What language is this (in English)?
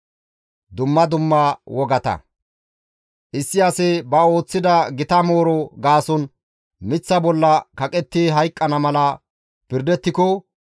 Gamo